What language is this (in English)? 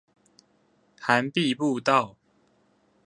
Chinese